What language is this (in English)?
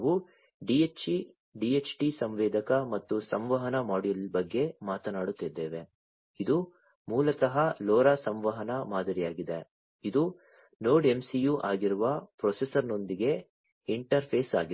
Kannada